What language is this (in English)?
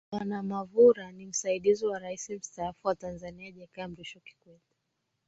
Swahili